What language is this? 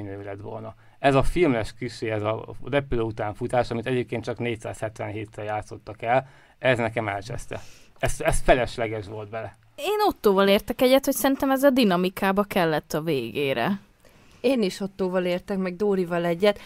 Hungarian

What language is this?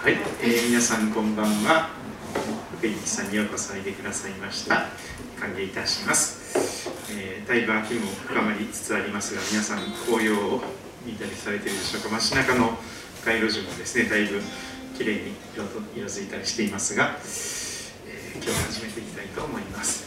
Japanese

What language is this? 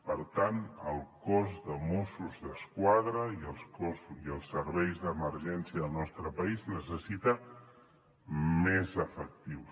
Catalan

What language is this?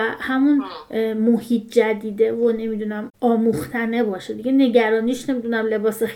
Persian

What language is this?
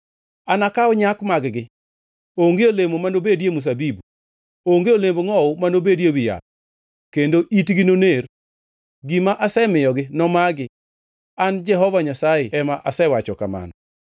Luo (Kenya and Tanzania)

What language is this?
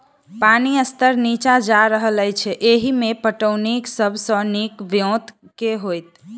Maithili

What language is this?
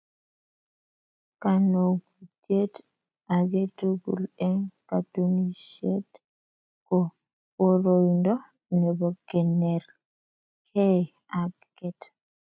Kalenjin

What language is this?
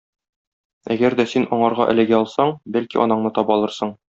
Tatar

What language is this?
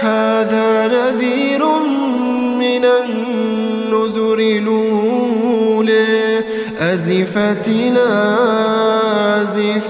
Arabic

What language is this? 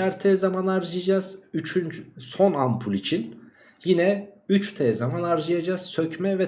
Turkish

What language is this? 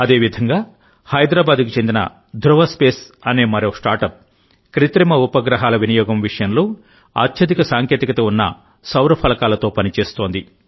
Telugu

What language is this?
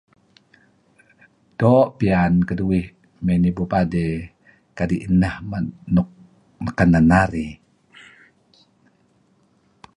Kelabit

